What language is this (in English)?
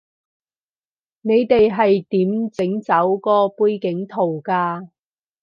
Cantonese